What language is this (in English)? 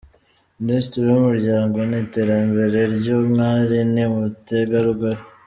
Kinyarwanda